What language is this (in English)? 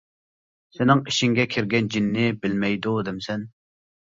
Uyghur